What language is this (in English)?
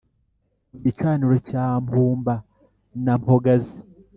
Kinyarwanda